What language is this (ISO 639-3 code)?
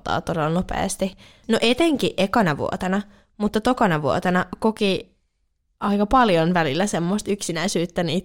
fin